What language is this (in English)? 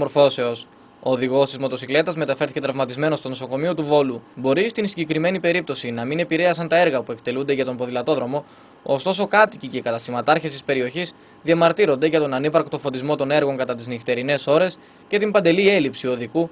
Greek